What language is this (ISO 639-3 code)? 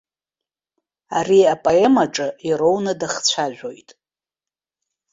abk